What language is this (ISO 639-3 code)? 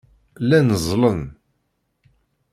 kab